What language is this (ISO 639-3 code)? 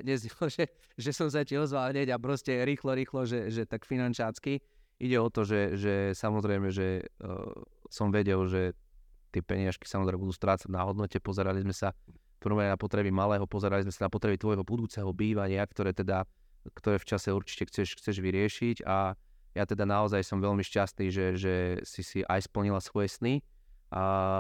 slk